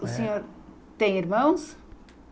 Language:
Portuguese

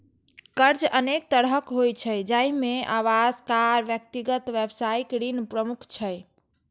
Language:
Maithili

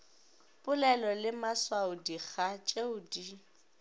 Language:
Northern Sotho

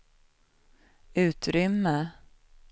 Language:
Swedish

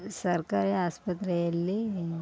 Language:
Kannada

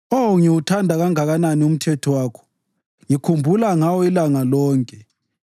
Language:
North Ndebele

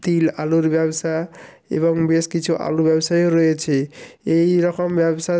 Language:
Bangla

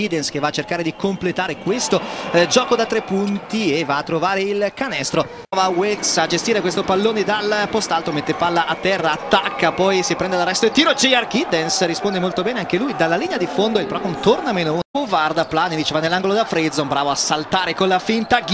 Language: Italian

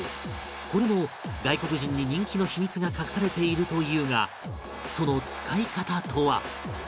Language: Japanese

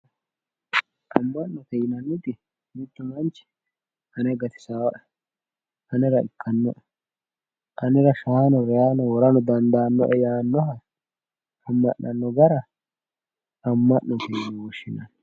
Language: Sidamo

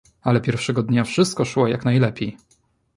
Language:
Polish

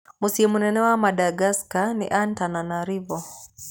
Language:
Kikuyu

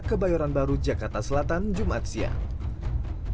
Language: Indonesian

